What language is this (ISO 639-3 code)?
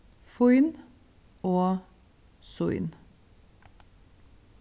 fao